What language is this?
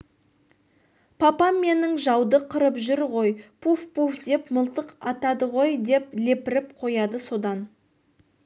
Kazakh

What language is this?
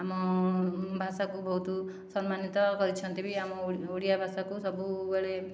Odia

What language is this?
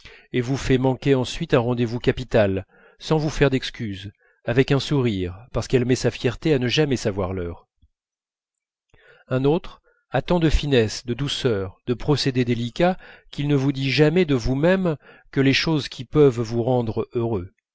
French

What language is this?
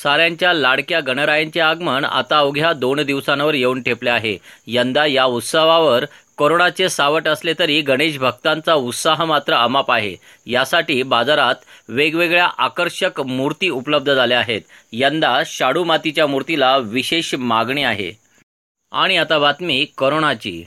Marathi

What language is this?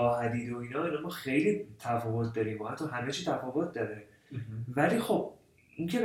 Persian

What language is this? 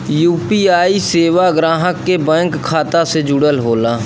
Bhojpuri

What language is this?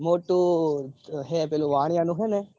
Gujarati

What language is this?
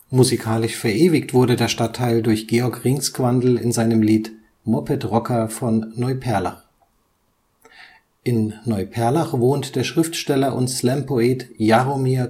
German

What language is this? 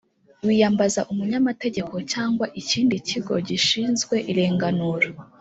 Kinyarwanda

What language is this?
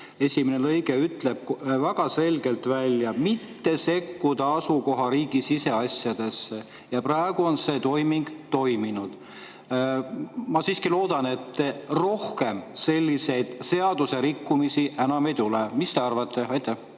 Estonian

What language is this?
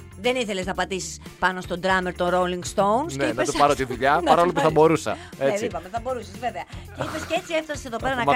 Greek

